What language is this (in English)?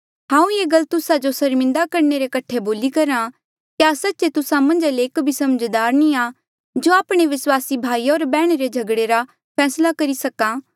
Mandeali